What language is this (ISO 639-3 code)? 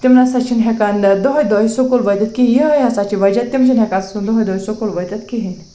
kas